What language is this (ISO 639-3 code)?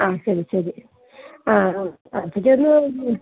mal